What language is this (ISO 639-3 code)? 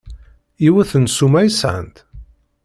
kab